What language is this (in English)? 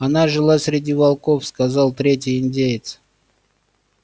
Russian